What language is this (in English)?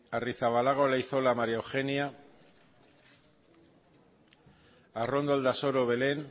Basque